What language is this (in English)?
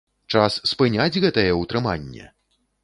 Belarusian